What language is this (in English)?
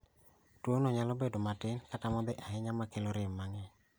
Luo (Kenya and Tanzania)